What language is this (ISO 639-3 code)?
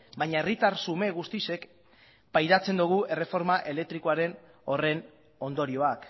eus